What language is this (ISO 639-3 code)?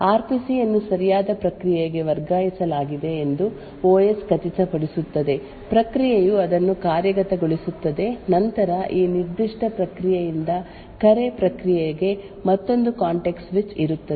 kan